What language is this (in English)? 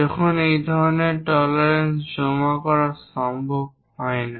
Bangla